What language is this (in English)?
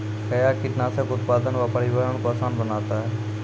Maithili